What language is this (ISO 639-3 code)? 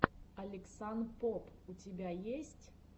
rus